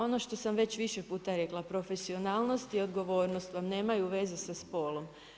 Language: Croatian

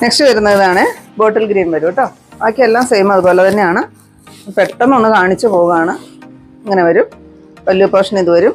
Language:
Malayalam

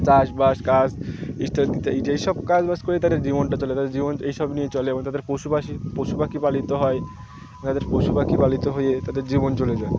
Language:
Bangla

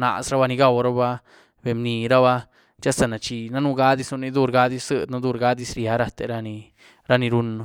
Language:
Güilá Zapotec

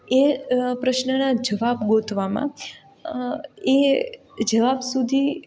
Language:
Gujarati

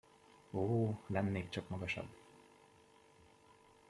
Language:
Hungarian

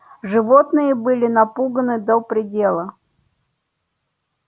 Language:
Russian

